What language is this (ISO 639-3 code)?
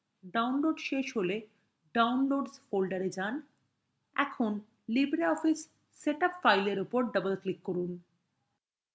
ben